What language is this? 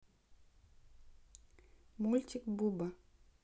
Russian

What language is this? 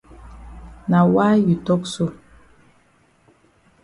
Cameroon Pidgin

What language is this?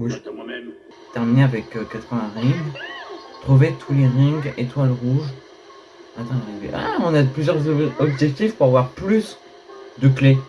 French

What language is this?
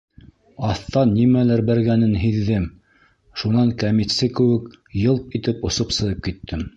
Bashkir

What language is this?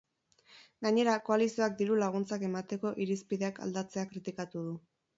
Basque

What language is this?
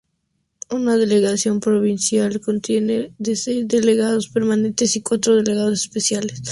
Spanish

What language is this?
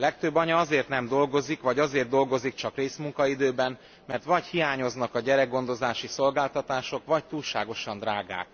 Hungarian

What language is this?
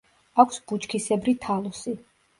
Georgian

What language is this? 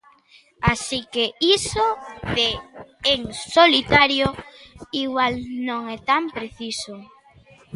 Galician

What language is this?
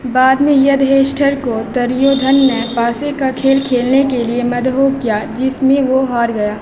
Urdu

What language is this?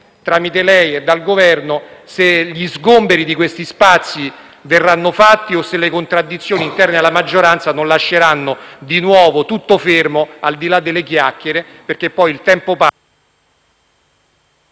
Italian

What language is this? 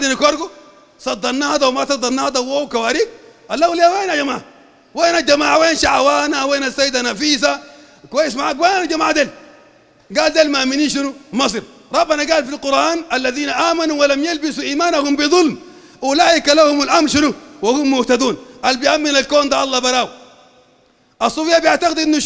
Arabic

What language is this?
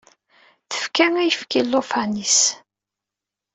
Kabyle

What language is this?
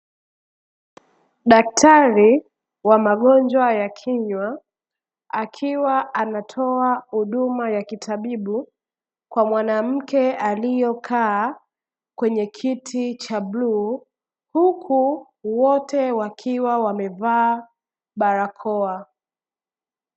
Swahili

